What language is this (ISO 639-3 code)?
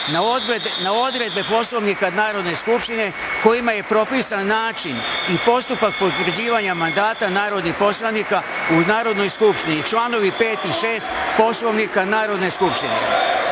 srp